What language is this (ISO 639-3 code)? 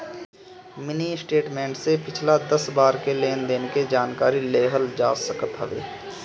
bho